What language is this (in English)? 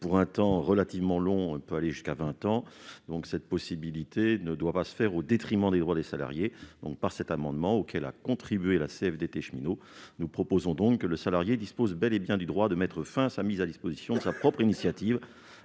French